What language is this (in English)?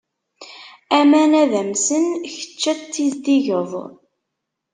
Kabyle